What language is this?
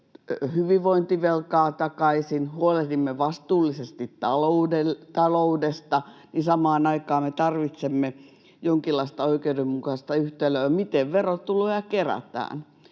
Finnish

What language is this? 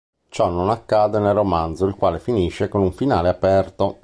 Italian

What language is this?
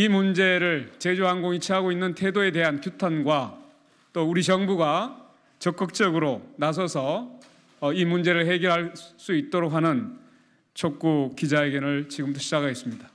Korean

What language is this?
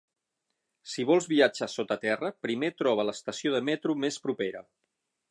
Catalan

